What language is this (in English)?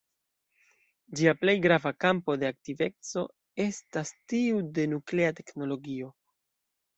Esperanto